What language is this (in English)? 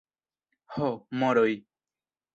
Esperanto